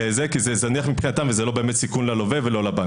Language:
Hebrew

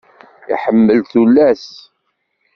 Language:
Kabyle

